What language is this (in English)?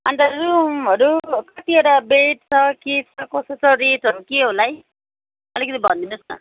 Nepali